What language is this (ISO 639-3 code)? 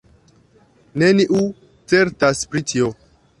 epo